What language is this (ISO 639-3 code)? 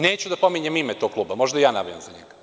srp